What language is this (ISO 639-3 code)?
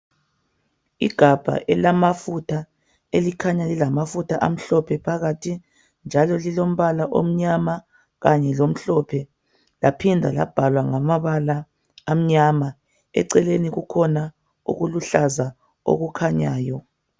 nde